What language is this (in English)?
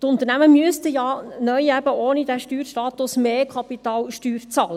Swiss German